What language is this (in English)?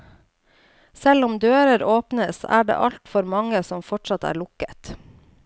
Norwegian